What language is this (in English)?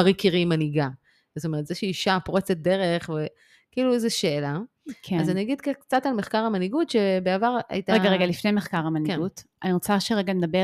Hebrew